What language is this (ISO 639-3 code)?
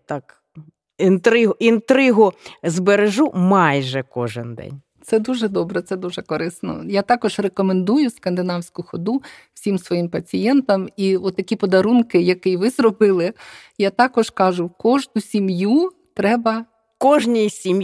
ukr